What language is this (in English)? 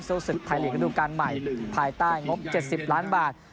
Thai